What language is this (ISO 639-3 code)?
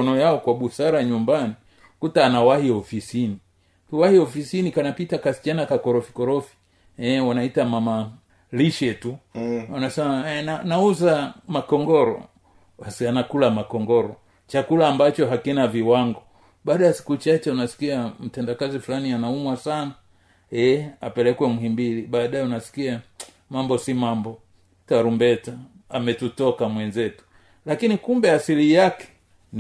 swa